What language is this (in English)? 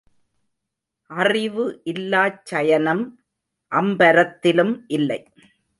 Tamil